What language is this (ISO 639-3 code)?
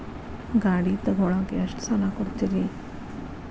kan